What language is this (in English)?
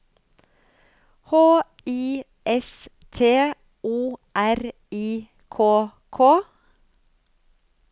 Norwegian